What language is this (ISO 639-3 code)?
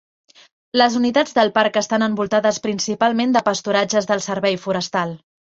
cat